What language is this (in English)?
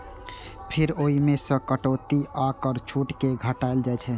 Maithili